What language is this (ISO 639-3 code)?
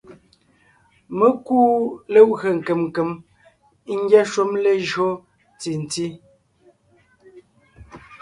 nnh